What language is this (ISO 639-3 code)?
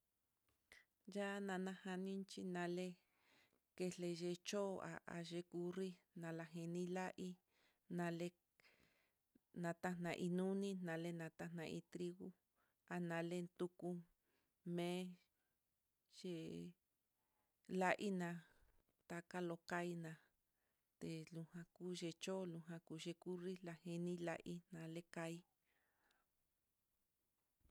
vmm